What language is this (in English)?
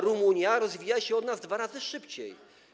Polish